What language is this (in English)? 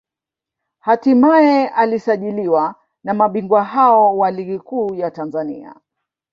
Swahili